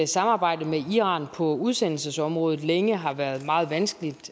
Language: Danish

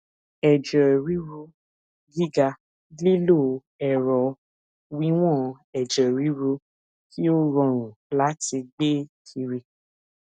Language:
Yoruba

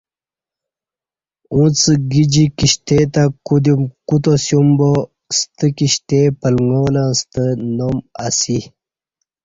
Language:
Kati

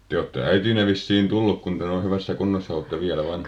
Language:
Finnish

